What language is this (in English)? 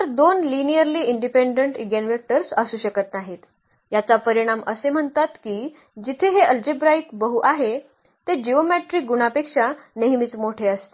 Marathi